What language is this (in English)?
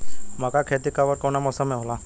Bhojpuri